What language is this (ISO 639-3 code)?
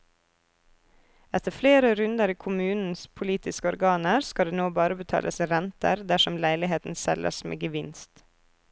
nor